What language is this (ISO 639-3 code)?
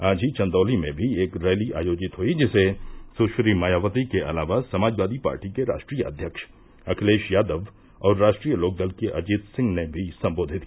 hin